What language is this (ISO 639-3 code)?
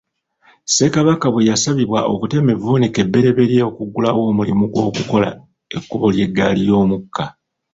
lug